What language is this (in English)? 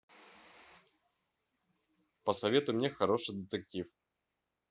Russian